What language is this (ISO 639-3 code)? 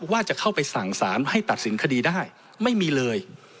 tha